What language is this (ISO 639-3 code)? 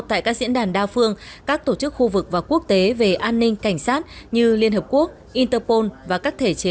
vie